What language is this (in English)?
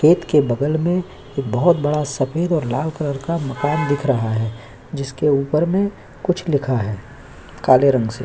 Hindi